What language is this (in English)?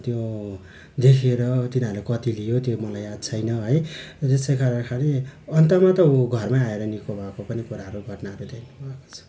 Nepali